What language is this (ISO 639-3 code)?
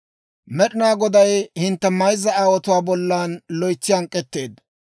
dwr